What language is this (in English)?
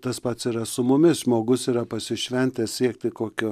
Lithuanian